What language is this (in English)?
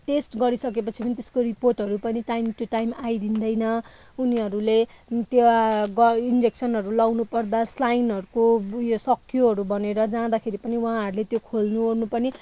Nepali